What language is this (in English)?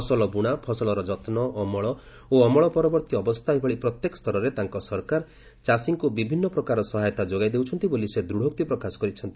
Odia